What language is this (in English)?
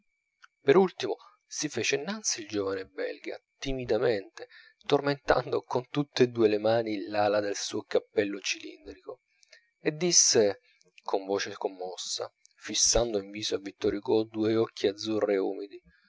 Italian